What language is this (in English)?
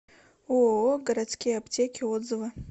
Russian